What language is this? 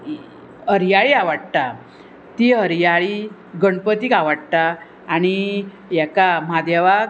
Konkani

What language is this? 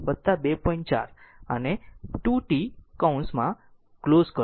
Gujarati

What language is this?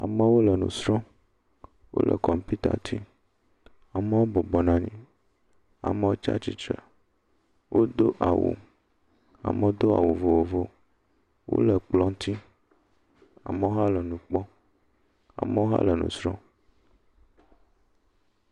Ewe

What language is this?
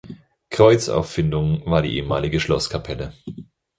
German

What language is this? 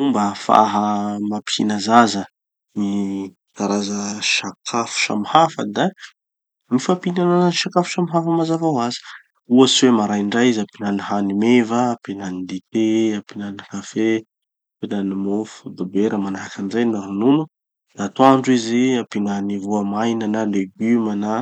Tanosy Malagasy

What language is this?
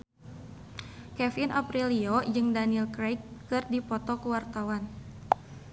Sundanese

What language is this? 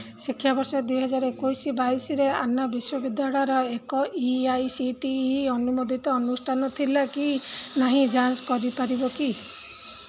Odia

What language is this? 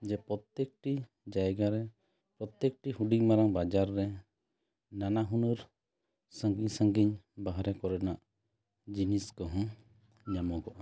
Santali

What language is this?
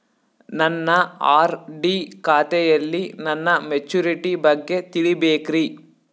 Kannada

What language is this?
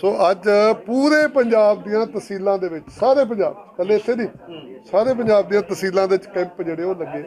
Punjabi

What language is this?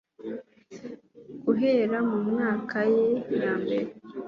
Kinyarwanda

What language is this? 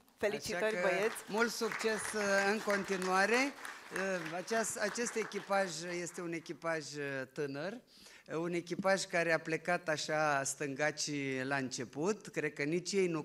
Romanian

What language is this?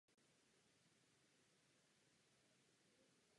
Czech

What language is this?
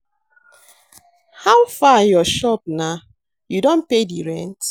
Nigerian Pidgin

